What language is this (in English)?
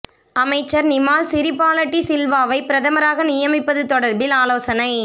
Tamil